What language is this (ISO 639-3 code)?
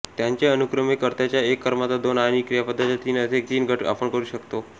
mar